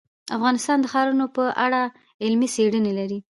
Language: Pashto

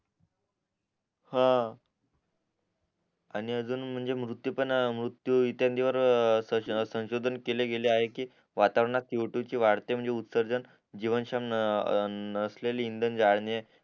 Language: Marathi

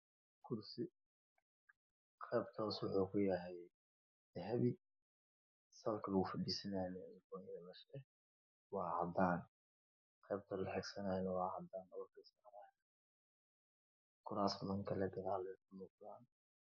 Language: Somali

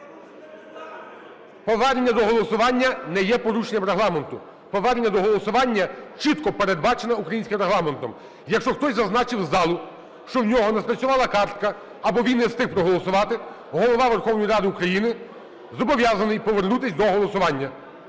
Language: Ukrainian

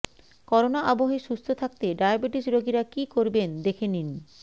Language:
Bangla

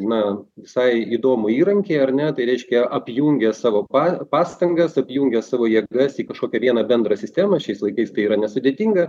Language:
Lithuanian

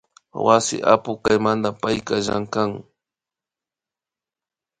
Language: Imbabura Highland Quichua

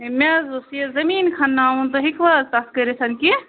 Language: Kashmiri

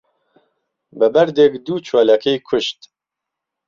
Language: Central Kurdish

